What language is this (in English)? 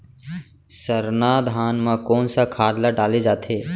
Chhattisgarhi